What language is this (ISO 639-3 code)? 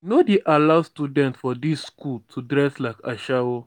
pcm